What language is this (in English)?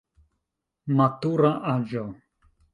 Esperanto